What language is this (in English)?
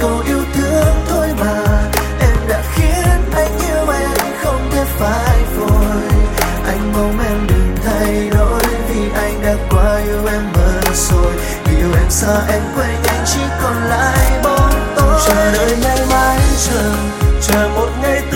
Vietnamese